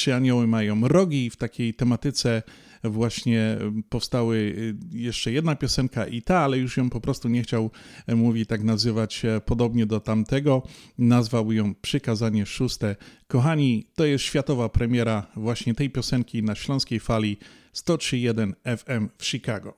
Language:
Polish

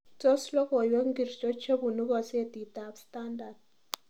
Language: Kalenjin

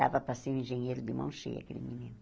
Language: Portuguese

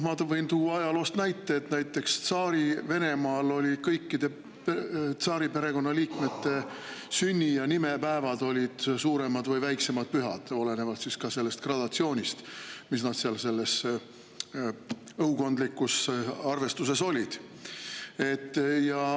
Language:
Estonian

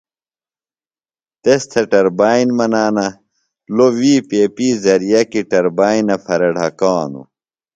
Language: Phalura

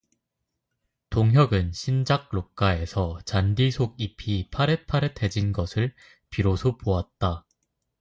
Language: Korean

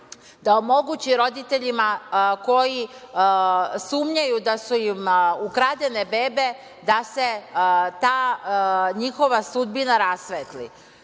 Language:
Serbian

